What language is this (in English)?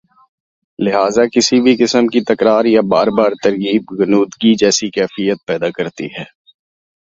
Urdu